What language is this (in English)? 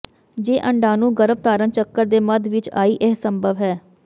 Punjabi